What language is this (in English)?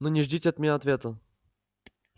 Russian